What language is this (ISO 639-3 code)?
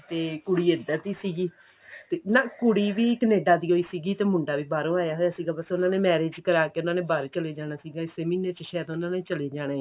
pan